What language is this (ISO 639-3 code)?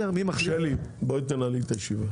heb